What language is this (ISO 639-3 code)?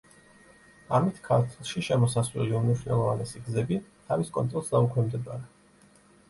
kat